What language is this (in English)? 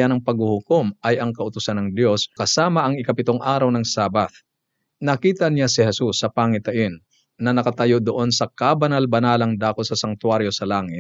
Filipino